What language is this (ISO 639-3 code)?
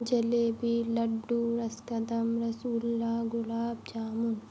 urd